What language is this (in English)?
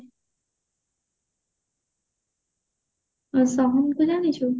Odia